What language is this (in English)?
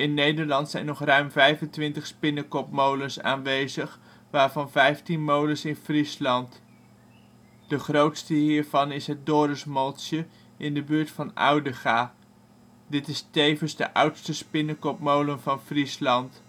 Dutch